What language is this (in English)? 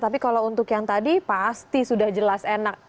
Indonesian